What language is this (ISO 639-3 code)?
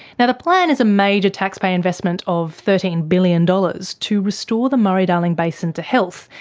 eng